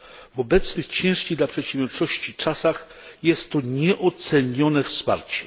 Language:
Polish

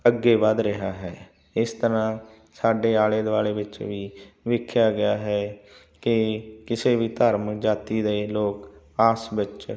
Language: Punjabi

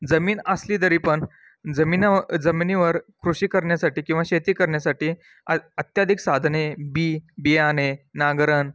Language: Marathi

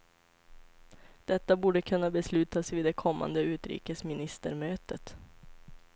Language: Swedish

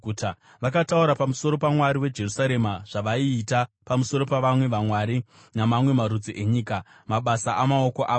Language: Shona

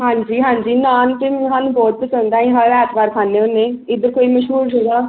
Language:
Punjabi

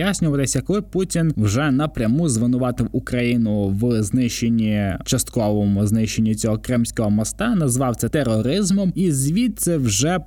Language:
Ukrainian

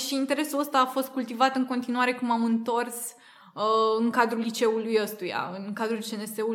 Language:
Romanian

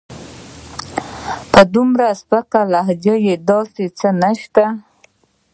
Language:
Pashto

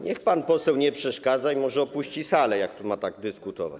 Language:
Polish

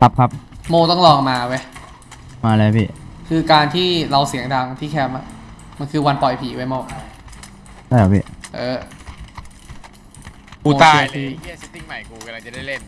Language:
Thai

